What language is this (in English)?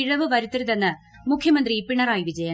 Malayalam